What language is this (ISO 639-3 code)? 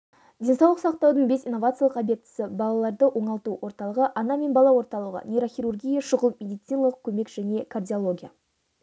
kaz